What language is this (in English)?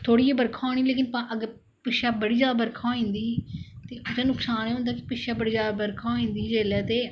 Dogri